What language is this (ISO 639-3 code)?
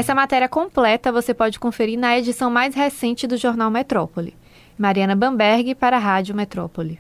por